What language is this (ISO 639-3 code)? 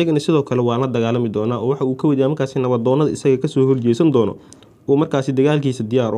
ara